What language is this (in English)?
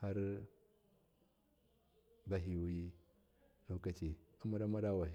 Miya